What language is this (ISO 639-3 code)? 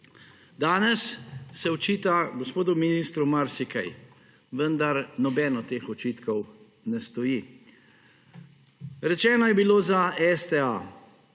slv